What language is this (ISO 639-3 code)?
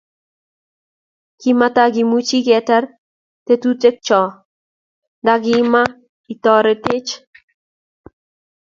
kln